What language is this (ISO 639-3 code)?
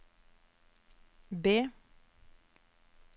nor